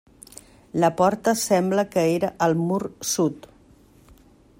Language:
Catalan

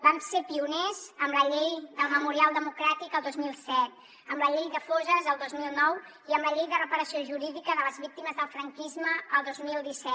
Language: Catalan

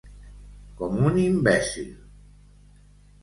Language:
Catalan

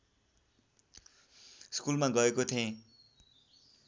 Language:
Nepali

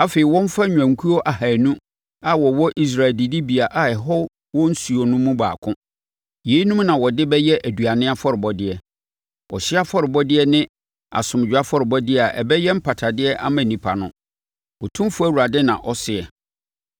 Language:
Akan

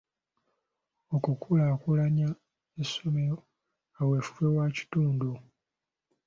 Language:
Ganda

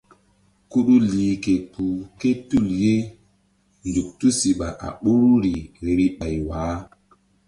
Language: Mbum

